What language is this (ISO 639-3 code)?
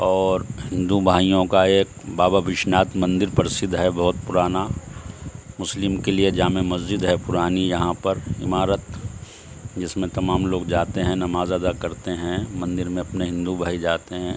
urd